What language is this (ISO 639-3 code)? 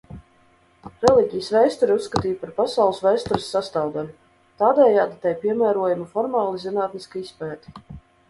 lav